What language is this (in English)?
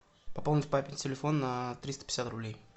Russian